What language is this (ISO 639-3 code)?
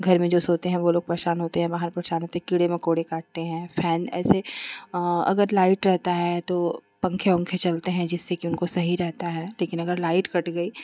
hin